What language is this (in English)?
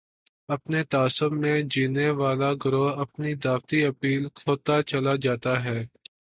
Urdu